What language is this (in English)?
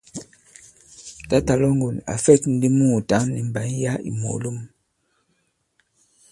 Bankon